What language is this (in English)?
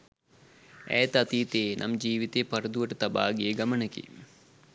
Sinhala